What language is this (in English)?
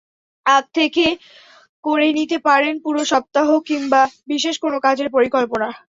Bangla